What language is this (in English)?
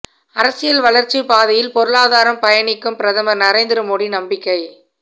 Tamil